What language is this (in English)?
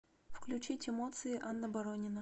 Russian